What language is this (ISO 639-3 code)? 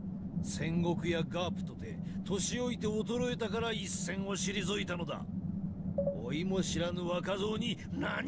jpn